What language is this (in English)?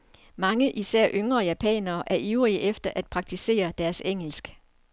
Danish